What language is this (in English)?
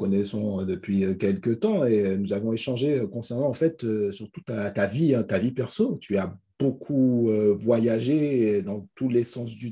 French